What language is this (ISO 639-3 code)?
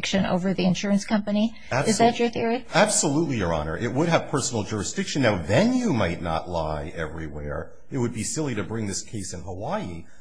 eng